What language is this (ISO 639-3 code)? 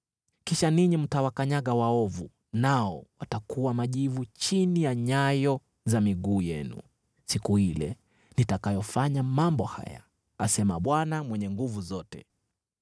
swa